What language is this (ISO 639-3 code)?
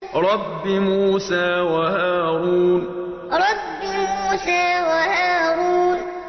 ara